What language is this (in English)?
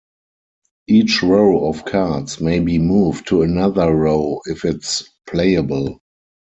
English